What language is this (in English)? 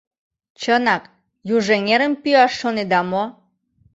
Mari